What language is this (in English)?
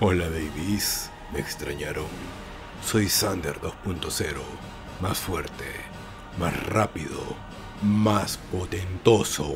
Spanish